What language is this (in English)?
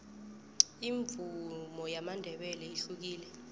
South Ndebele